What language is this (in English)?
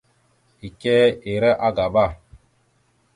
Mada (Cameroon)